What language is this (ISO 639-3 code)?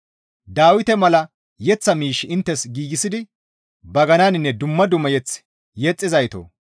gmv